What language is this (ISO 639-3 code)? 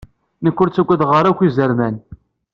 kab